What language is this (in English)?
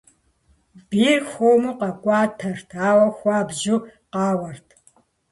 Kabardian